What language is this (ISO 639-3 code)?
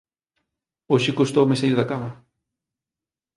glg